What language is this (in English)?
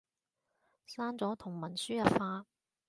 Cantonese